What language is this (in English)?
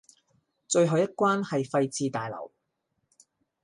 Cantonese